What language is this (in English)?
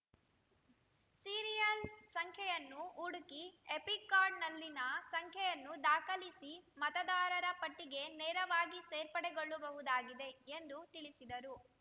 Kannada